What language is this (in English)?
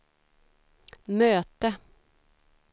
Swedish